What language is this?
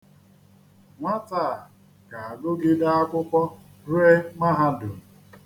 Igbo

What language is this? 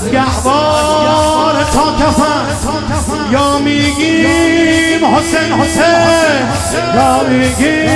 Persian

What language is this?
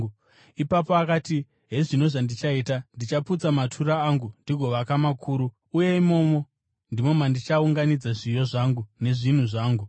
Shona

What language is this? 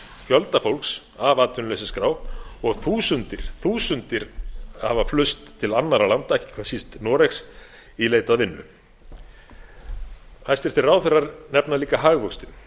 Icelandic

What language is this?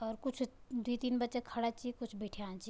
Garhwali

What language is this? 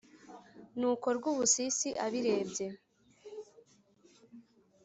Kinyarwanda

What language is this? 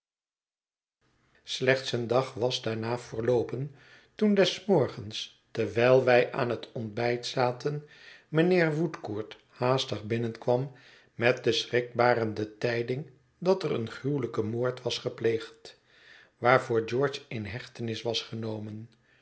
Dutch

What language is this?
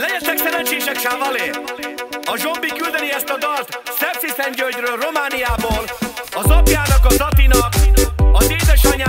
Arabic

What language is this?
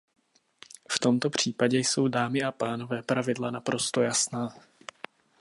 Czech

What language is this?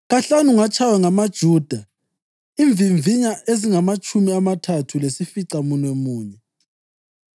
North Ndebele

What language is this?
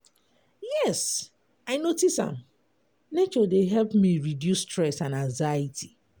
Nigerian Pidgin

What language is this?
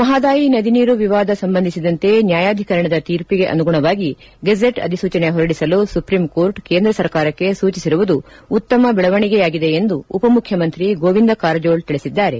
Kannada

